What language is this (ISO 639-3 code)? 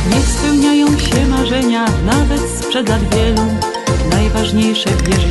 pol